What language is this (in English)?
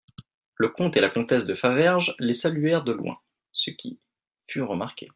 French